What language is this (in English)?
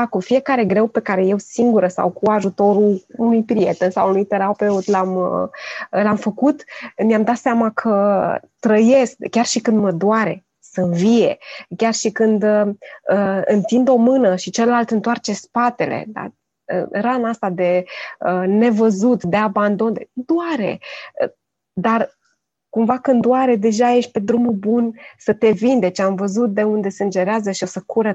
Romanian